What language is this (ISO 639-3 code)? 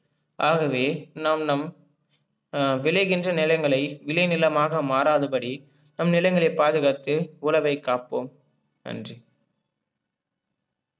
tam